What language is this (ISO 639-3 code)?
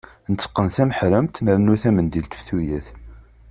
kab